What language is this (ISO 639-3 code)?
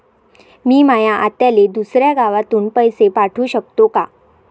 mar